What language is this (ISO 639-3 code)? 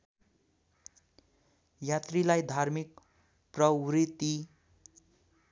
nep